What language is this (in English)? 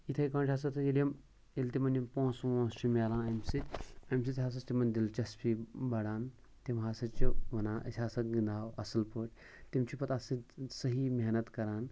Kashmiri